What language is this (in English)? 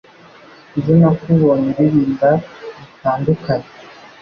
Kinyarwanda